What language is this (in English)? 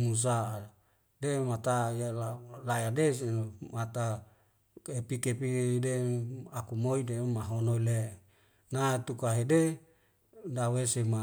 Wemale